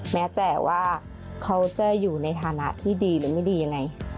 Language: Thai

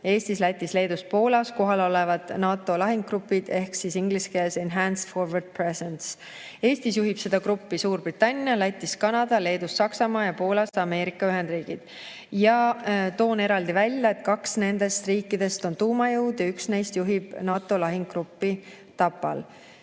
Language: Estonian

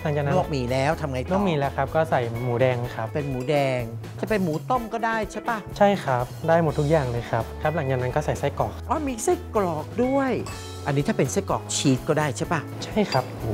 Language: Thai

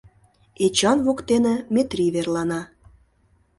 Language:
Mari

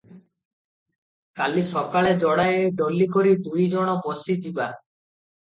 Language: Odia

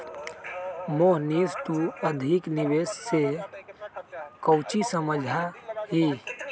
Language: Magahi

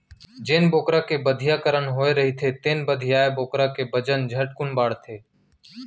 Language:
Chhattisgarhi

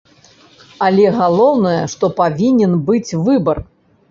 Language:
Belarusian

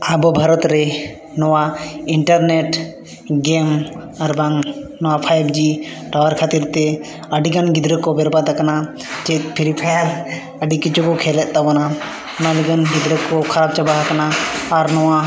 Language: Santali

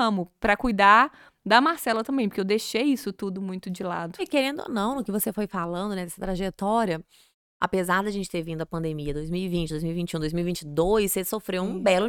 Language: Portuguese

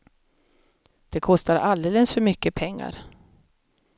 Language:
Swedish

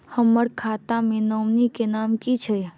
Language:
Maithili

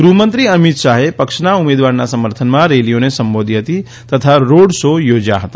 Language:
Gujarati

